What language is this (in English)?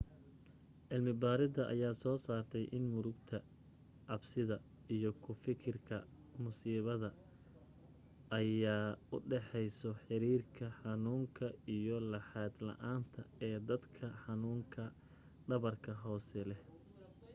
Somali